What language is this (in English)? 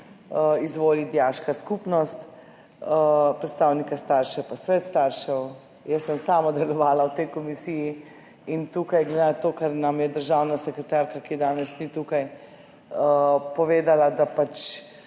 Slovenian